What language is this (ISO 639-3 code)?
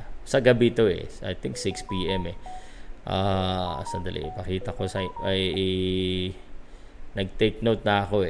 fil